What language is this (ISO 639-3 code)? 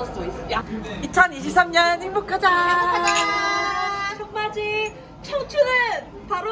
kor